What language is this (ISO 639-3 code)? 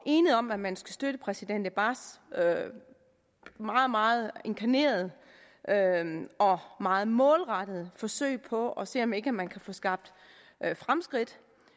dan